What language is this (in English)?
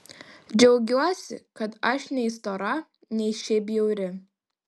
Lithuanian